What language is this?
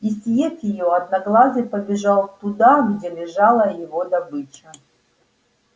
Russian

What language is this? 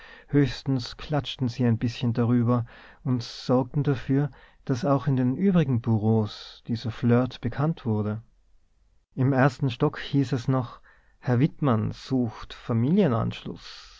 German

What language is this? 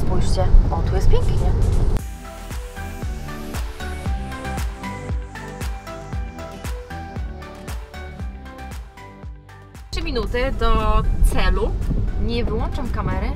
Polish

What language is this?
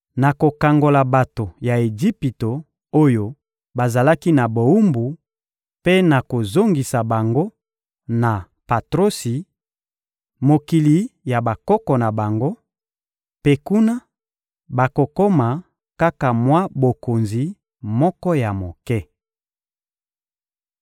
Lingala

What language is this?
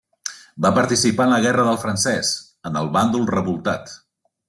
Catalan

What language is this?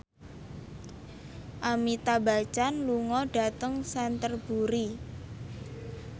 Javanese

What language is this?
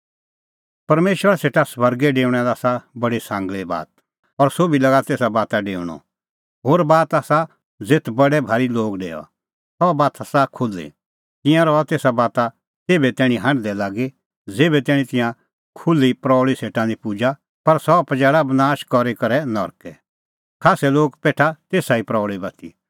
Kullu Pahari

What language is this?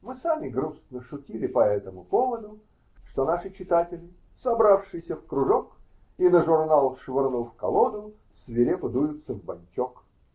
Russian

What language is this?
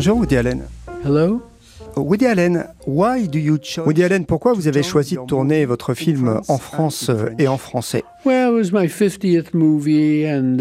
French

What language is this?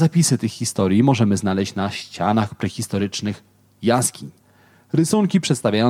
Polish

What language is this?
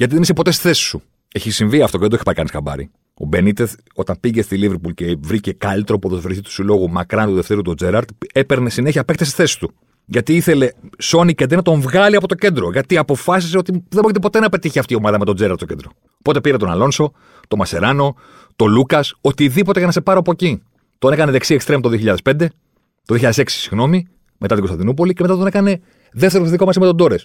Greek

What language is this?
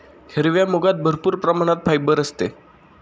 Marathi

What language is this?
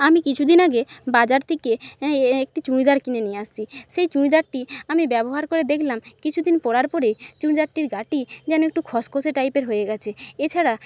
Bangla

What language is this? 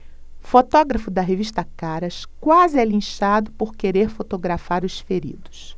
Portuguese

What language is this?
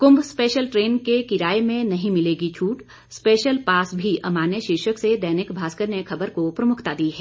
Hindi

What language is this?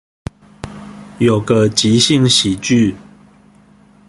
Chinese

